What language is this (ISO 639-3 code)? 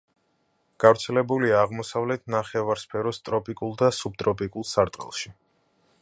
kat